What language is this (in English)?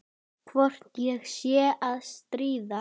Icelandic